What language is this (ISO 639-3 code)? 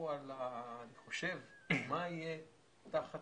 heb